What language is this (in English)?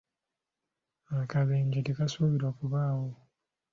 Ganda